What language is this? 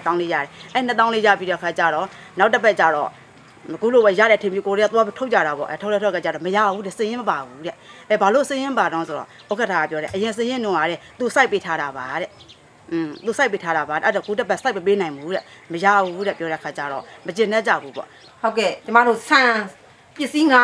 Thai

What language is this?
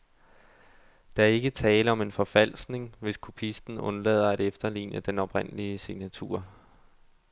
Danish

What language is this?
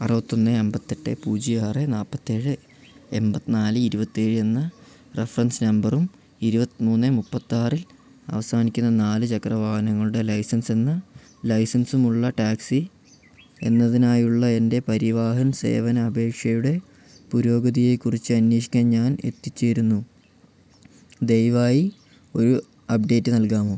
Malayalam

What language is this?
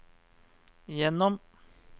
Norwegian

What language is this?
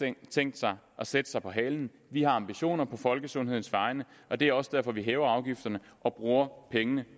Danish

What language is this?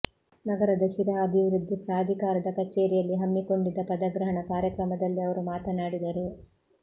Kannada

